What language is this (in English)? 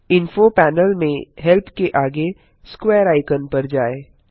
Hindi